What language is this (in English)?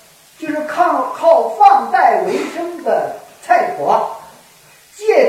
Chinese